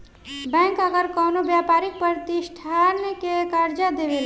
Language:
Bhojpuri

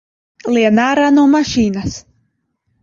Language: Latvian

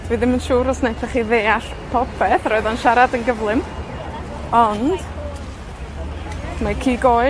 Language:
Welsh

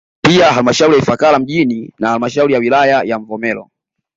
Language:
Swahili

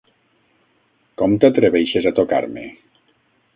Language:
Catalan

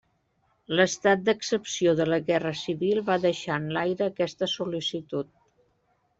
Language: Catalan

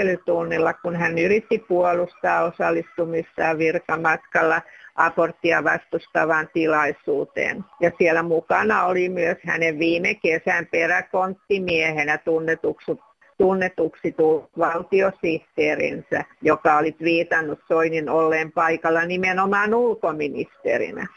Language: Finnish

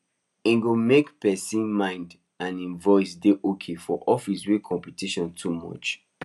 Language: Nigerian Pidgin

